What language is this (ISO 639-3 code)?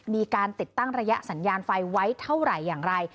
tha